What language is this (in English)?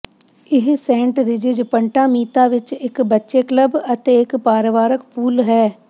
Punjabi